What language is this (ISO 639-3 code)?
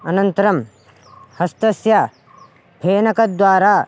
san